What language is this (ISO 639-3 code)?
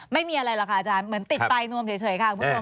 tha